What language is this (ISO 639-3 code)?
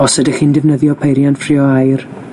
cym